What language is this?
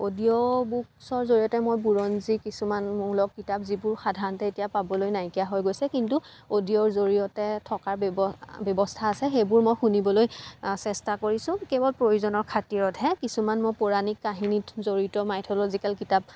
Assamese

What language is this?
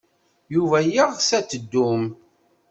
Kabyle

